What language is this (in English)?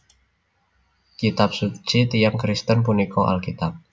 Javanese